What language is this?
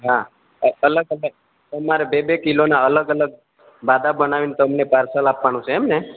Gujarati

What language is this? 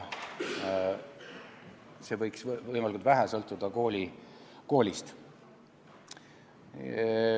Estonian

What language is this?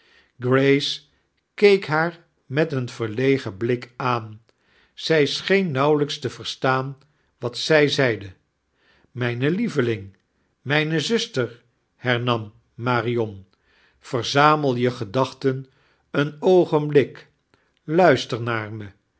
Dutch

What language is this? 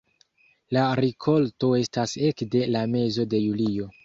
Esperanto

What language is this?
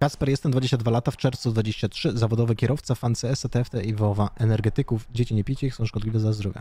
Polish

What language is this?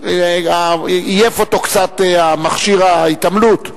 Hebrew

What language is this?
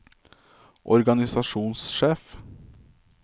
Norwegian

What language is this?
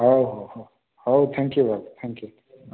Odia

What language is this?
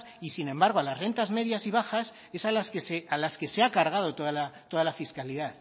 Spanish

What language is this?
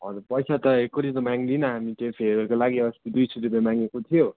Nepali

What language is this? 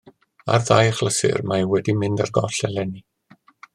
Welsh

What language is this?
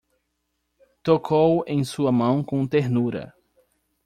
Portuguese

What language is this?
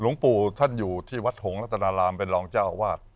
Thai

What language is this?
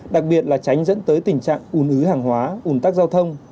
Vietnamese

